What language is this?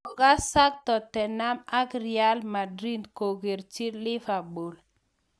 Kalenjin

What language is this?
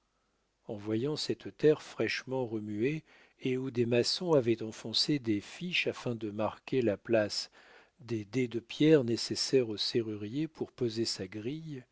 French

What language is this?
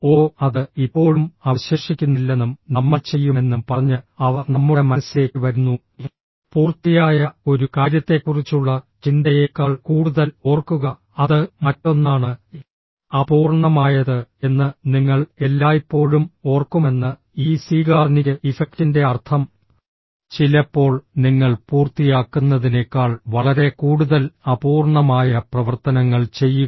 Malayalam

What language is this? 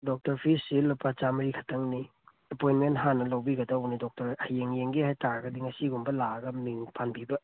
Manipuri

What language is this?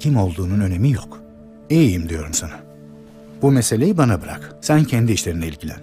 Turkish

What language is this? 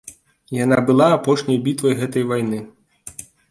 Belarusian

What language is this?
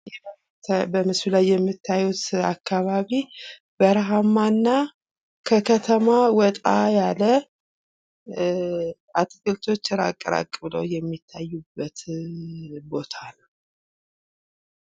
Amharic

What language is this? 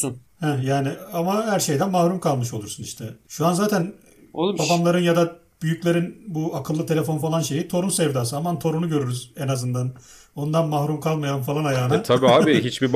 Turkish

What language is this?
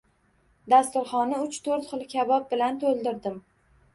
Uzbek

